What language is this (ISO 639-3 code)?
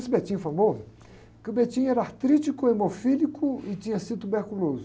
por